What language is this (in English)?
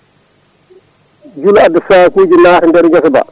Fula